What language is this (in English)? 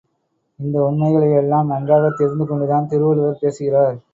Tamil